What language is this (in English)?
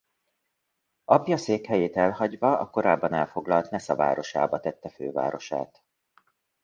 Hungarian